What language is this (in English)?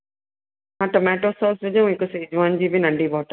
Sindhi